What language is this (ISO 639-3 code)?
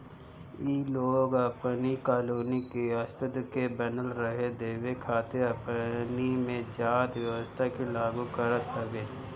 bho